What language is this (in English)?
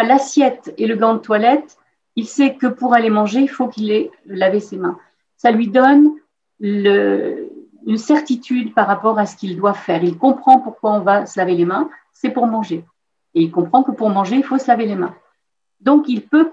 French